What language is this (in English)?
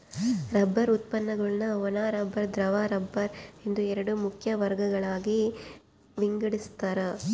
Kannada